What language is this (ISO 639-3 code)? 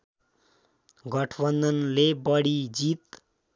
nep